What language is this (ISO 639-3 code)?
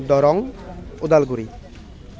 asm